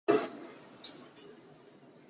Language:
Chinese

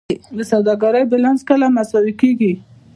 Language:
Pashto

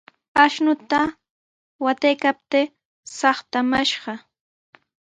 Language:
Sihuas Ancash Quechua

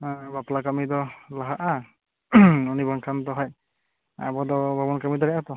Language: Santali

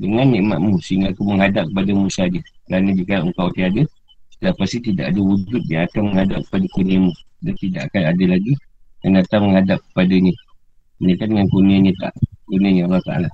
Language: Malay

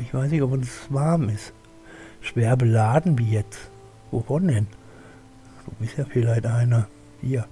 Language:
German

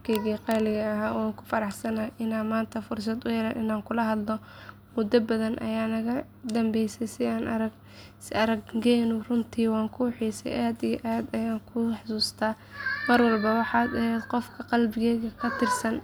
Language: Somali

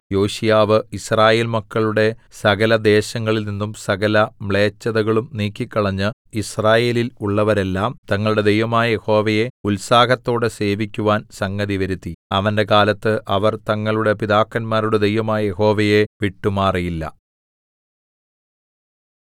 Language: Malayalam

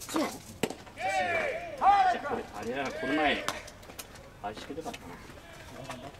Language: Japanese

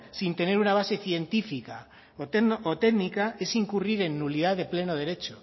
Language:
Spanish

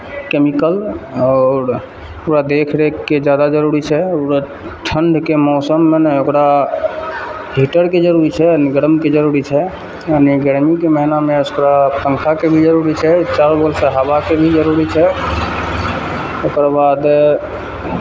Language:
Maithili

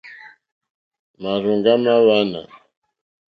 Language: Mokpwe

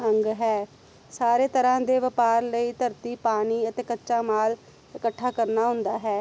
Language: Punjabi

